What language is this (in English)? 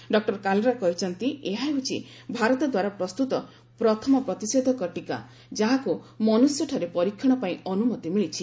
Odia